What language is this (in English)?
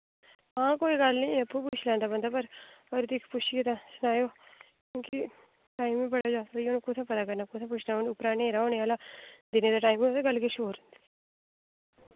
Dogri